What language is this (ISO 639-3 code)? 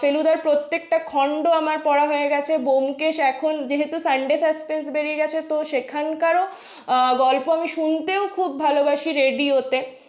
ben